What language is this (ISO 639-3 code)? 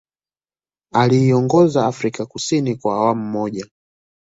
swa